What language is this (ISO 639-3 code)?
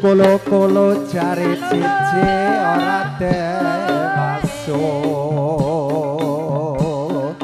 tha